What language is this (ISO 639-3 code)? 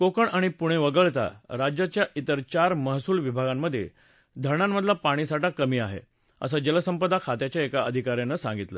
mar